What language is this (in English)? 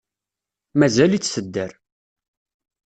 Kabyle